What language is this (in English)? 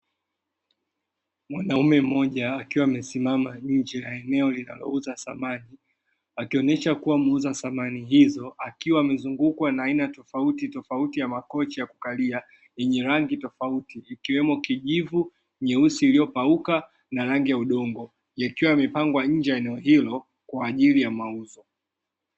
Swahili